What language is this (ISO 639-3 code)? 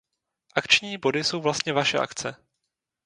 ces